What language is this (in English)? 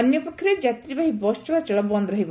Odia